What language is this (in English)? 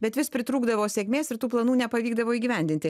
Lithuanian